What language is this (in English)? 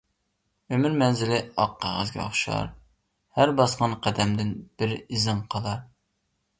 Uyghur